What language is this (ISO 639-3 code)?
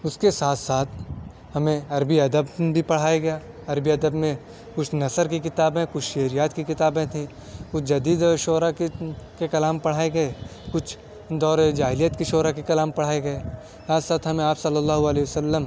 urd